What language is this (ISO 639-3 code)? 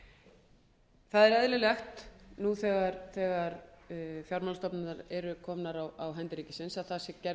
isl